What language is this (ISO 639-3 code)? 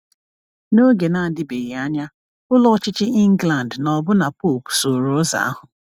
ibo